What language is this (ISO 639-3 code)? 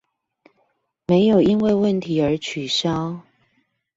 zho